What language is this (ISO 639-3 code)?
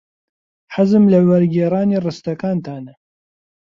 ckb